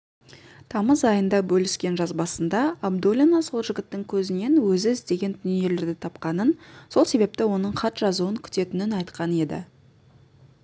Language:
Kazakh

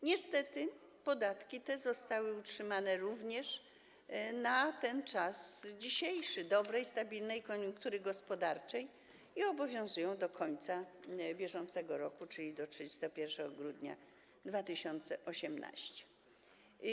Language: Polish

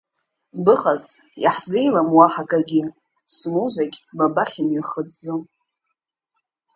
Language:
Abkhazian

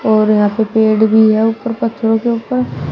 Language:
Hindi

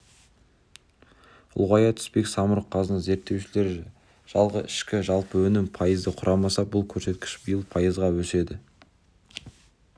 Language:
Kazakh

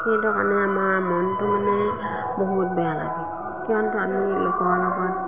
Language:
Assamese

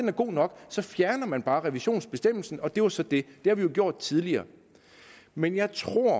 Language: Danish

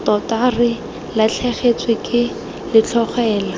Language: Tswana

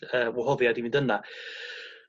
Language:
Welsh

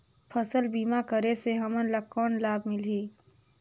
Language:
Chhattisgarhi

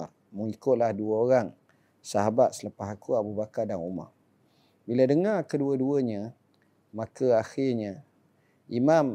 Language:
Malay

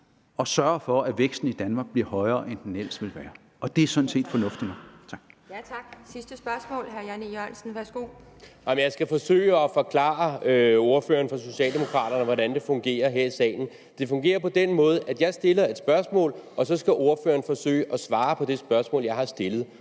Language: Danish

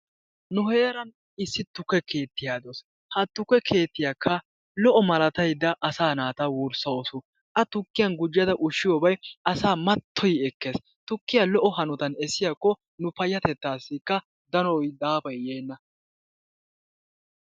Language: Wolaytta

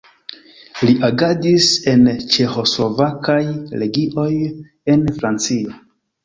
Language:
Esperanto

